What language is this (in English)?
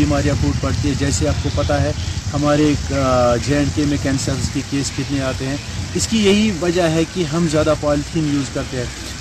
Urdu